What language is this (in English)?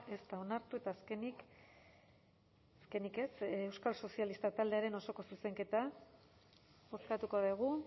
Basque